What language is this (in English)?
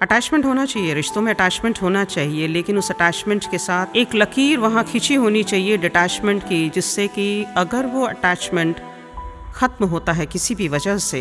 Hindi